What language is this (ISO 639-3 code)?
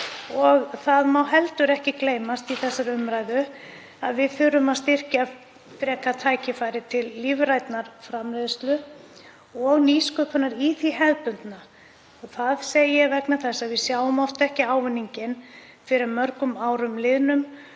isl